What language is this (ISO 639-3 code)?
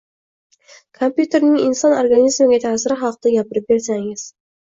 uzb